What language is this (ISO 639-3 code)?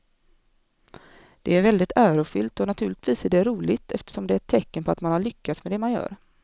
swe